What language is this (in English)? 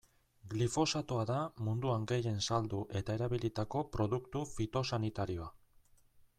Basque